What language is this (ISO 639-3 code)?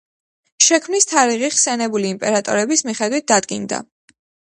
kat